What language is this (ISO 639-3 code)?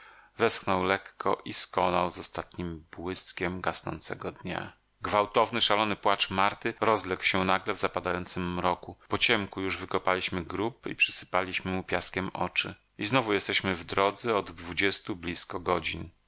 pol